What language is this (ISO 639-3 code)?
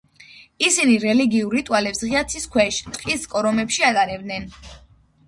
kat